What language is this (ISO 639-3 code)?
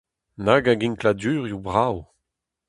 bre